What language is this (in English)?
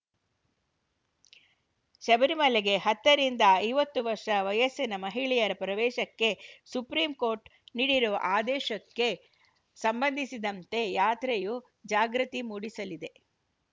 Kannada